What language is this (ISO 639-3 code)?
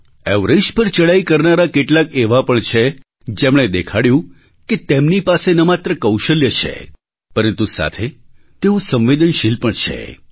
guj